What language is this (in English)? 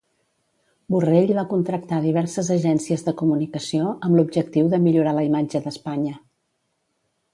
Catalan